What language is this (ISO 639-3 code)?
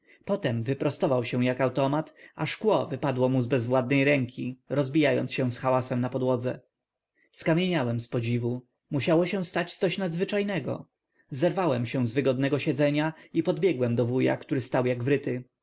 pol